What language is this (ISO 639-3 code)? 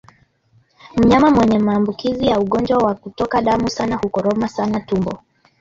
swa